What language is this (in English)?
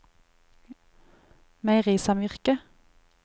Norwegian